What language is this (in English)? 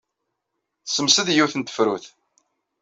Kabyle